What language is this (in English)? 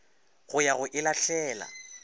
Northern Sotho